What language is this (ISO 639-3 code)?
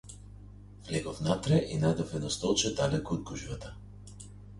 mkd